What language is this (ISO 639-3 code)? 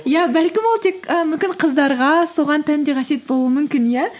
kaz